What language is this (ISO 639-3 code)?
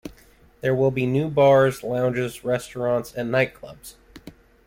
eng